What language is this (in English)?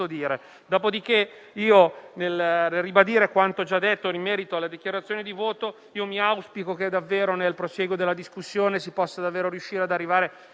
Italian